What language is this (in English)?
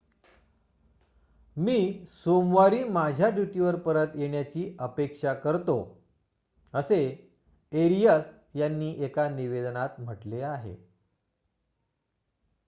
Marathi